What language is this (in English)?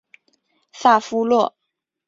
Chinese